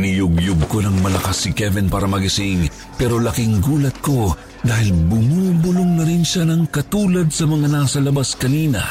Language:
Filipino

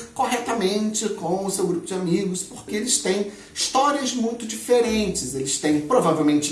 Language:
Portuguese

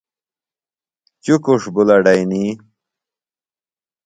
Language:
Phalura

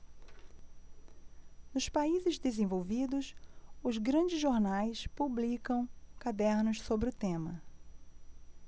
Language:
Portuguese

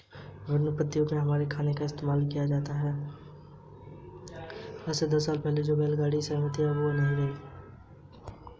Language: Hindi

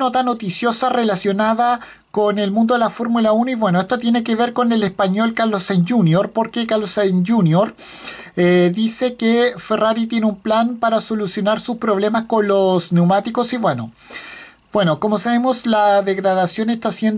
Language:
Spanish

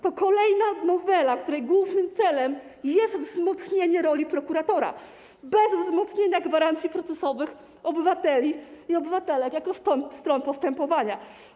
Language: Polish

